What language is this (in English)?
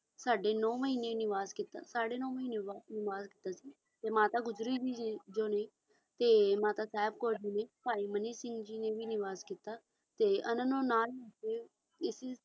Punjabi